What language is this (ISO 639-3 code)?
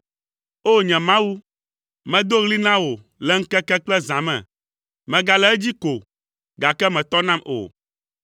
ewe